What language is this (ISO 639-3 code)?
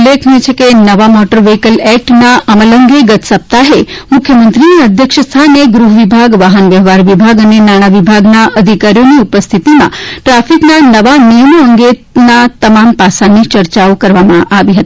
guj